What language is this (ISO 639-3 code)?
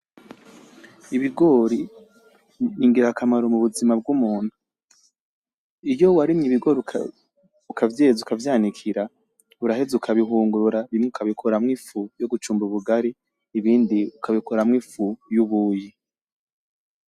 run